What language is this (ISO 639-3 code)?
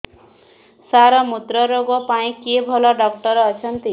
ori